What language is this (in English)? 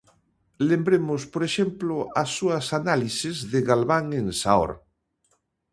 Galician